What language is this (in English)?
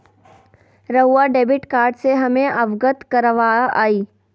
Magahi